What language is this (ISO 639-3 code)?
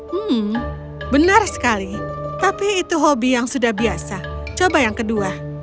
ind